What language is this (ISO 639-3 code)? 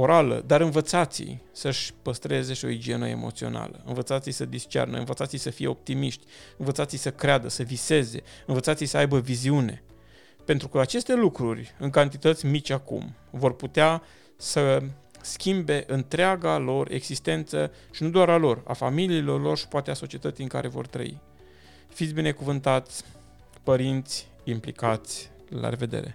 ron